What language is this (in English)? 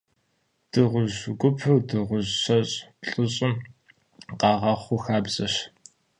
Kabardian